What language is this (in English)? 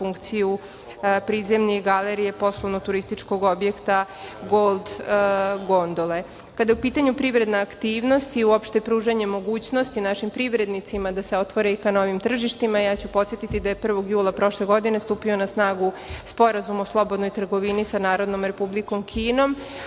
Serbian